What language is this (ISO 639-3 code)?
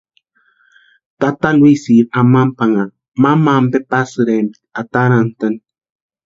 pua